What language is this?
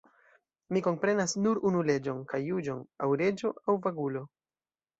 Esperanto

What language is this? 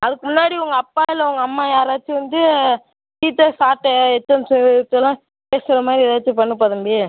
Tamil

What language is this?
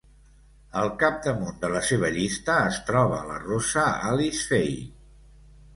Catalan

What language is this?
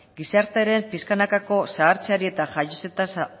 Basque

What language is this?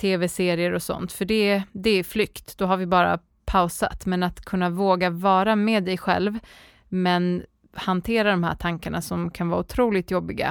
Swedish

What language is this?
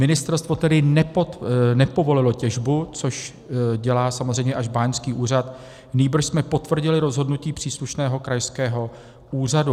Czech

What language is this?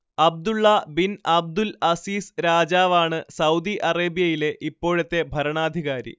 Malayalam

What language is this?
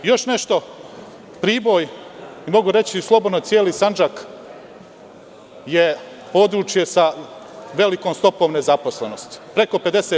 Serbian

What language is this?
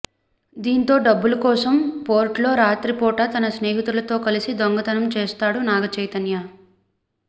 Telugu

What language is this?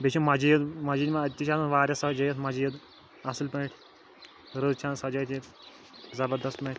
Kashmiri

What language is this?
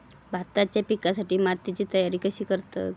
Marathi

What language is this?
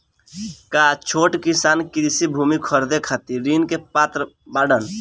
Bhojpuri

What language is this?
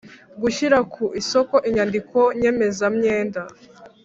Kinyarwanda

